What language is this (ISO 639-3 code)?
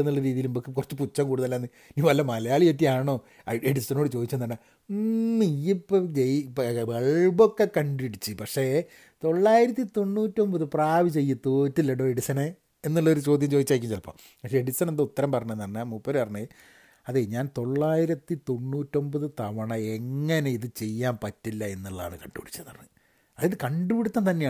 mal